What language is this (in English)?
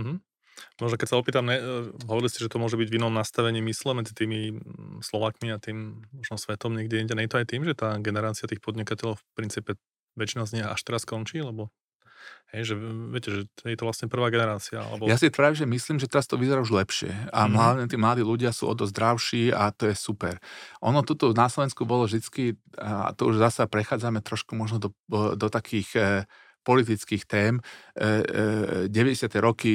Slovak